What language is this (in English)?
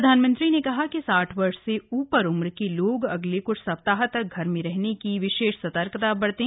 Hindi